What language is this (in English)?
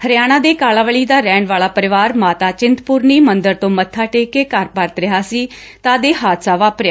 Punjabi